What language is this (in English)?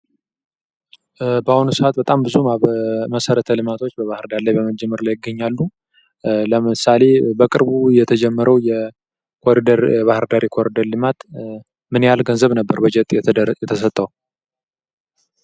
Amharic